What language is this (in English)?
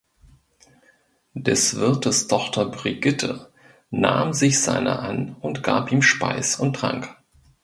German